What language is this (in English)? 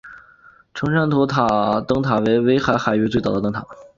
Chinese